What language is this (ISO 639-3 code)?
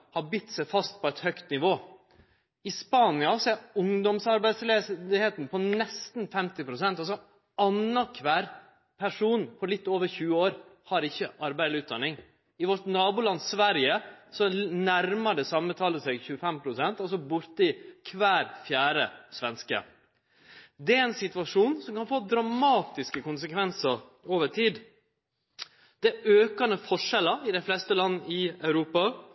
nno